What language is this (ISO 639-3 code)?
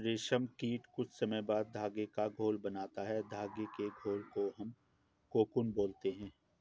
hin